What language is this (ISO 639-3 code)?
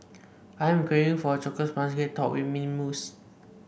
eng